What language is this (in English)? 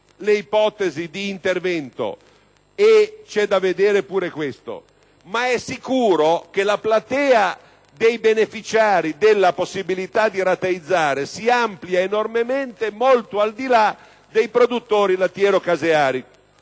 Italian